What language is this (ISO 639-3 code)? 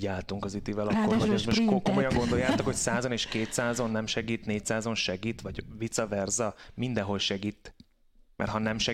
hun